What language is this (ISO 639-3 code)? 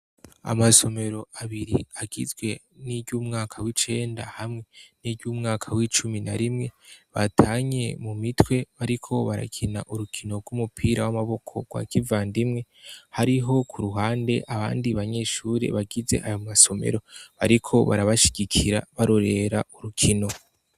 run